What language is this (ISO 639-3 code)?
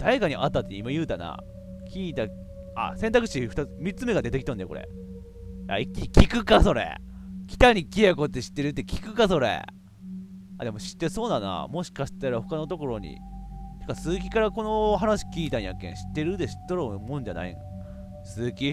jpn